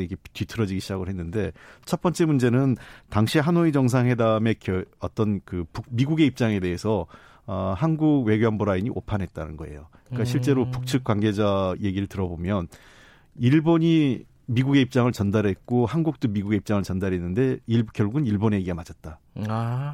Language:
Korean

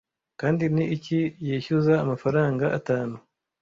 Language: Kinyarwanda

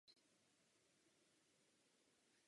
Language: Czech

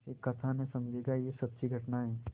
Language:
Hindi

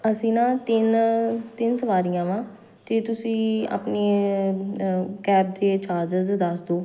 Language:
Punjabi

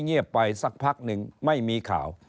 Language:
Thai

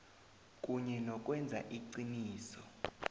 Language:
South Ndebele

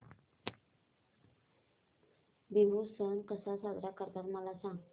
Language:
Marathi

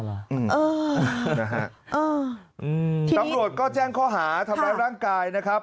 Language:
Thai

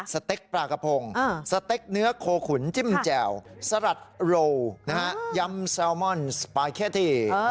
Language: Thai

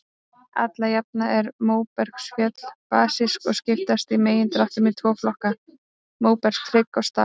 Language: Icelandic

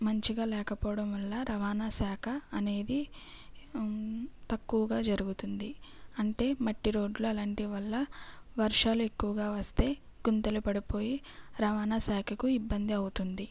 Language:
Telugu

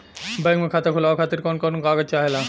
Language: Bhojpuri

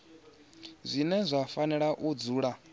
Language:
Venda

